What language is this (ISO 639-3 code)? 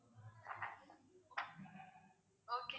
tam